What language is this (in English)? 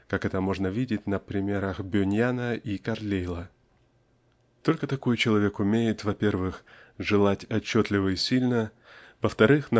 Russian